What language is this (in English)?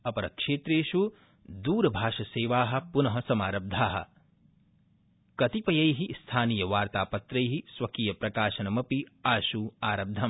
Sanskrit